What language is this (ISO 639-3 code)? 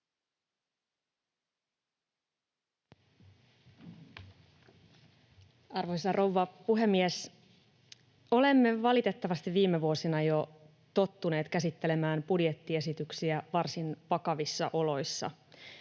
fin